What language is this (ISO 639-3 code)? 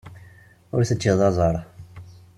kab